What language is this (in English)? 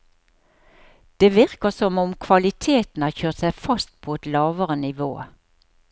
Norwegian